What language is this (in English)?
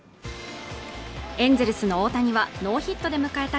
Japanese